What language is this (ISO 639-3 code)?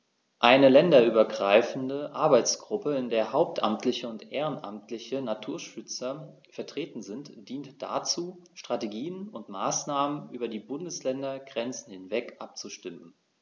deu